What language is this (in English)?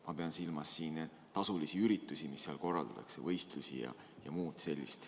Estonian